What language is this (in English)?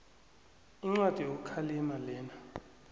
South Ndebele